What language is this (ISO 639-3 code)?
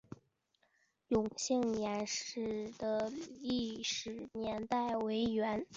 zho